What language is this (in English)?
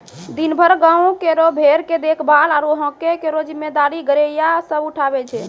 Maithili